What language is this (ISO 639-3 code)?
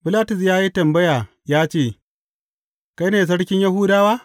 hau